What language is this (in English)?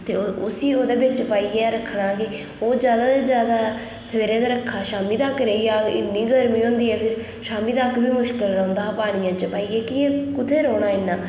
Dogri